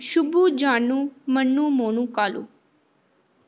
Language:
Dogri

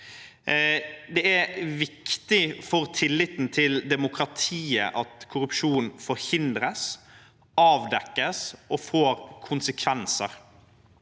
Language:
Norwegian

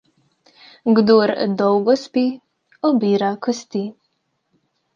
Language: Slovenian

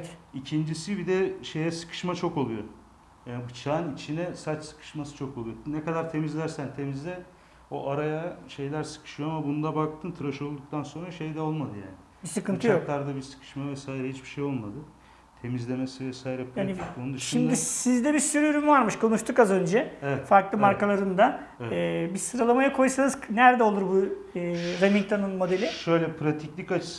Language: Turkish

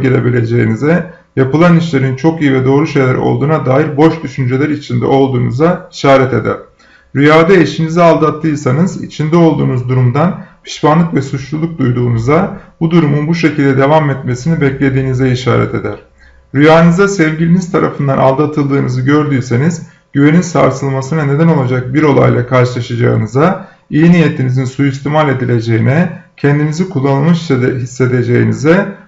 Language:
Turkish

